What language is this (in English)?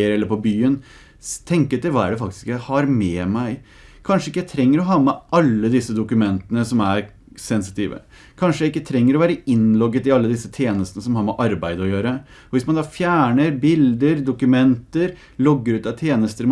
Norwegian